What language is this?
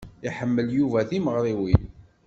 Kabyle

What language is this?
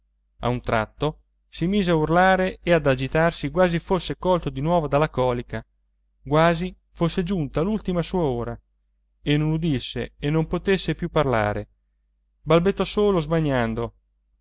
Italian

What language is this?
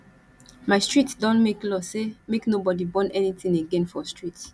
Nigerian Pidgin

